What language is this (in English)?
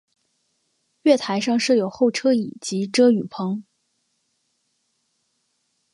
Chinese